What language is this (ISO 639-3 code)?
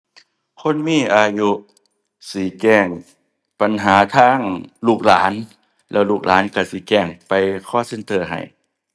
tha